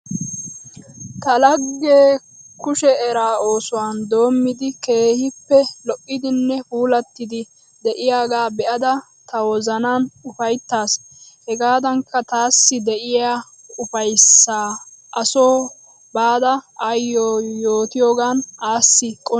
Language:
Wolaytta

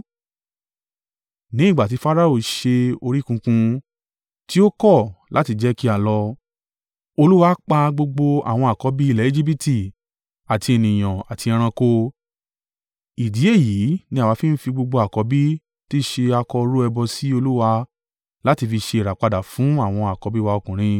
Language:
Yoruba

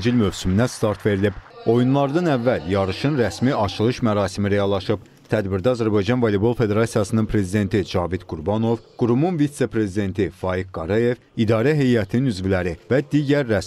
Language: Turkish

